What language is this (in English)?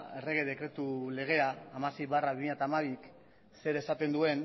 Basque